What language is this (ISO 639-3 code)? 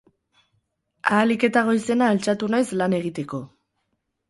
eus